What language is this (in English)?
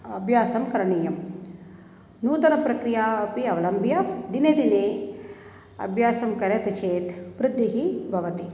Sanskrit